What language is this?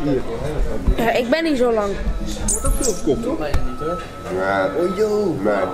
Dutch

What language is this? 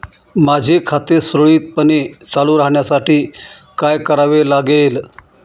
Marathi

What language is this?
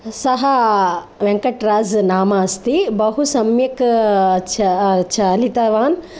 Sanskrit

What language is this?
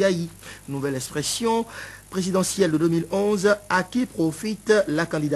French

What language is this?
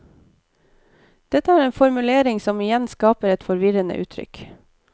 Norwegian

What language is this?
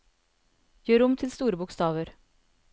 Norwegian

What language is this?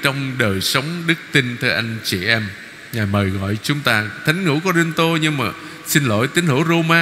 Vietnamese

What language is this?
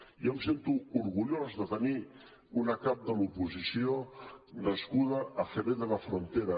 Catalan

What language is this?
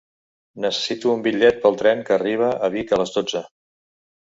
Catalan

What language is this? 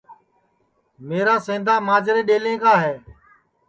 Sansi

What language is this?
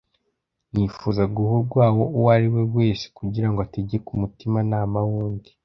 Kinyarwanda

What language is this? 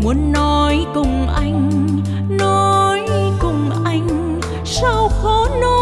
Vietnamese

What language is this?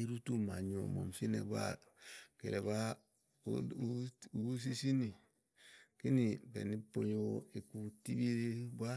Igo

